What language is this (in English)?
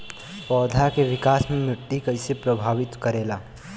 Bhojpuri